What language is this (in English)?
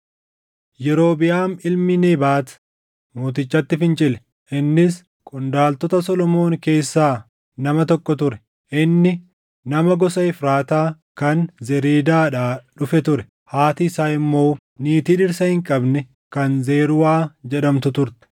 Oromo